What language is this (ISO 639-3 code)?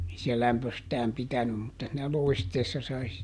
fin